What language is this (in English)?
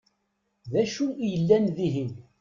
Kabyle